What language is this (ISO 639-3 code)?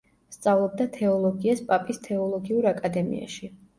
kat